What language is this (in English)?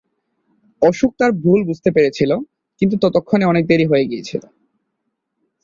Bangla